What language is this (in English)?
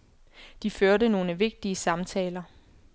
Danish